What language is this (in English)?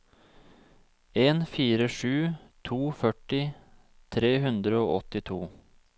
Norwegian